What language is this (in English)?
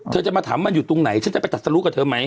Thai